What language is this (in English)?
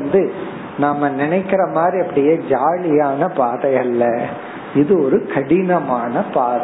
Tamil